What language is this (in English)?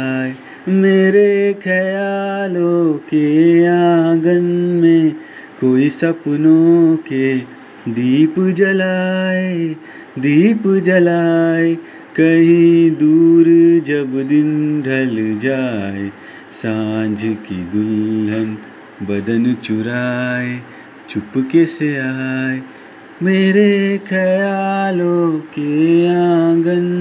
Hindi